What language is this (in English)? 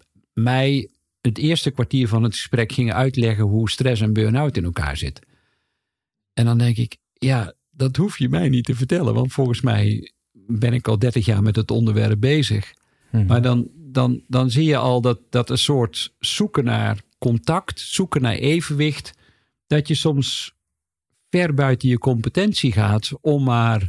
Dutch